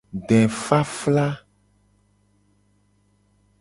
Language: Gen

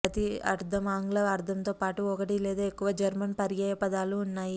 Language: Telugu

